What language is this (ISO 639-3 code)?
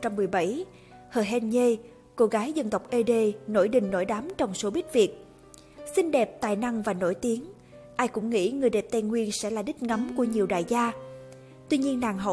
vie